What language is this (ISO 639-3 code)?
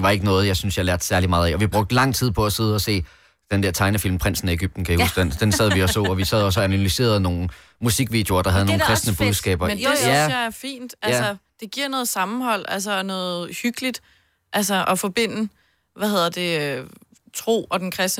dan